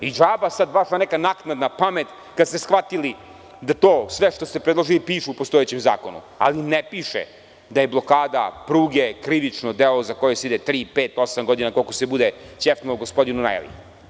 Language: Serbian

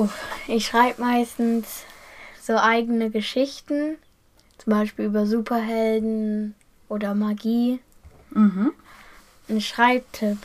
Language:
German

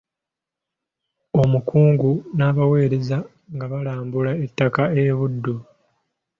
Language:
Ganda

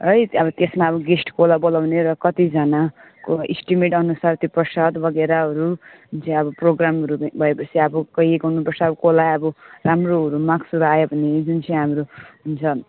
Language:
Nepali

